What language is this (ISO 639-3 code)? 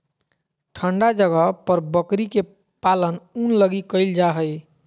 mag